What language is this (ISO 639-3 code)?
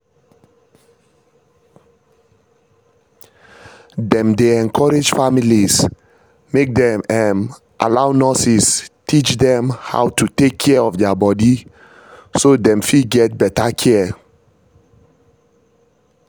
pcm